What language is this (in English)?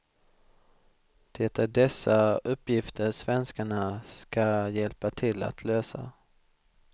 Swedish